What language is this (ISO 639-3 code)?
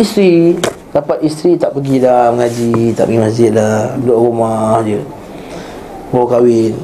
msa